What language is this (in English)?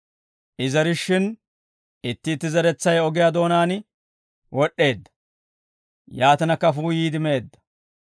Dawro